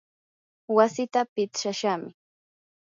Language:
Yanahuanca Pasco Quechua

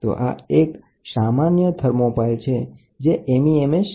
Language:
Gujarati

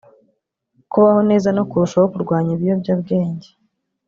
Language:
Kinyarwanda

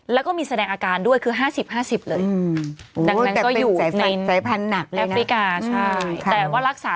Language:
Thai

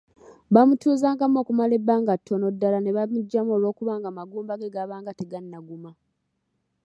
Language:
Ganda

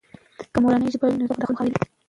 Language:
Pashto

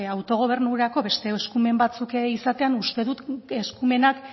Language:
Basque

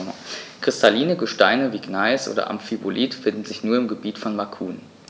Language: German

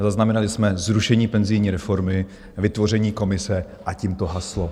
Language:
Czech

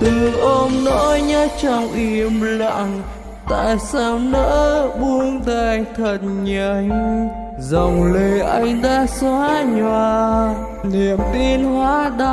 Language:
Vietnamese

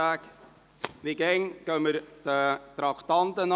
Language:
Swiss German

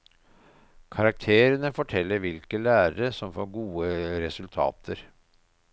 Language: Norwegian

